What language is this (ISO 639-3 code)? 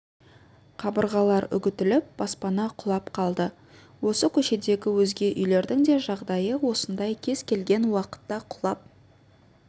kaz